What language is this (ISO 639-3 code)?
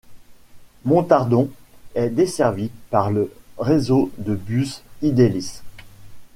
fra